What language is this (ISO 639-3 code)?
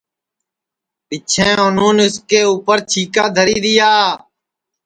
ssi